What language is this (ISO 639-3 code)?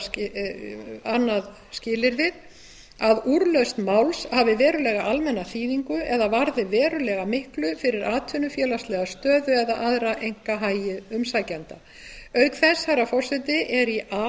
isl